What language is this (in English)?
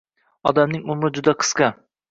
Uzbek